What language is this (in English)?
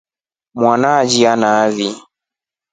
Rombo